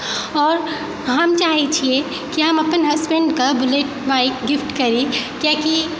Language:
Maithili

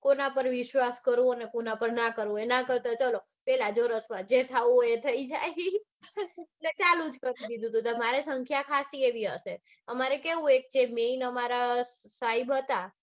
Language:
Gujarati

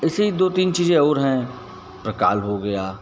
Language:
Hindi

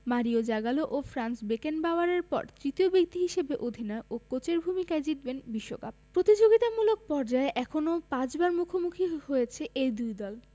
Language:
Bangla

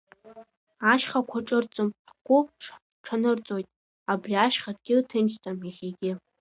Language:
Abkhazian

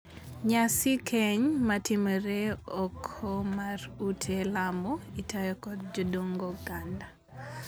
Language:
Luo (Kenya and Tanzania)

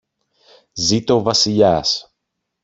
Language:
Greek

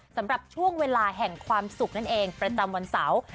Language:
Thai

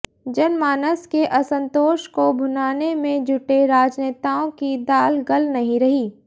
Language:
Hindi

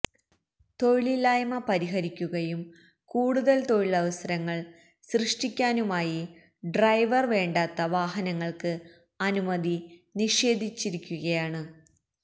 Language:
Malayalam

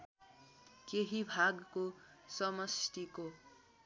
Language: Nepali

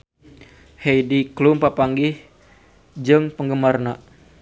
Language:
Sundanese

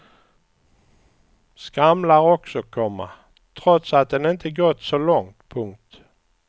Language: Swedish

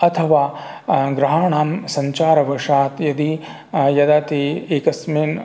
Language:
Sanskrit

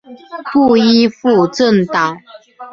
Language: Chinese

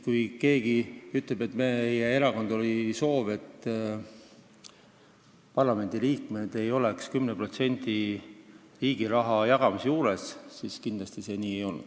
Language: Estonian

